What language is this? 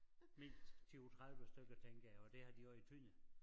Danish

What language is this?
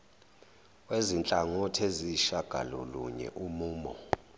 Zulu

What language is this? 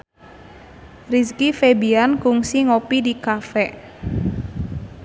Sundanese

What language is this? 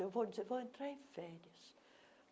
Portuguese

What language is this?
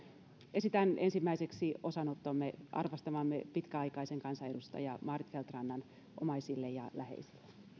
Finnish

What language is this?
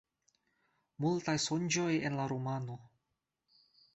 Esperanto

